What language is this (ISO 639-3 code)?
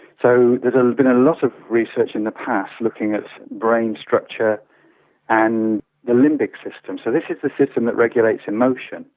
eng